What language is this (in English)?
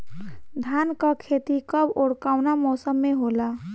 Bhojpuri